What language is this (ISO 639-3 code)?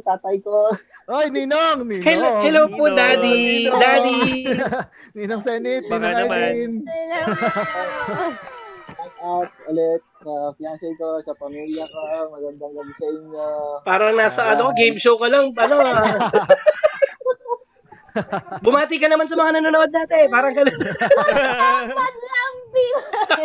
fil